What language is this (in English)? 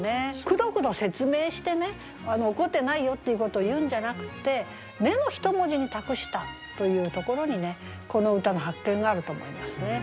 Japanese